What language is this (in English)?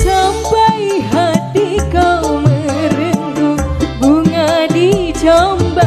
Indonesian